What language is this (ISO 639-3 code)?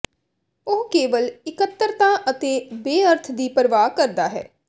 pan